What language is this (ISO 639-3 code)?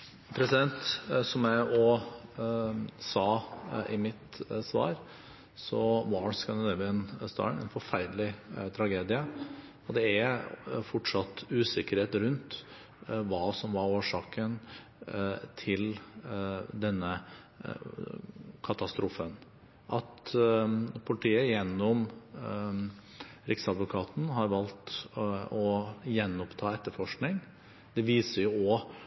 nob